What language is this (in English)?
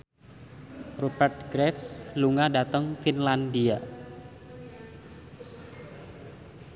Javanese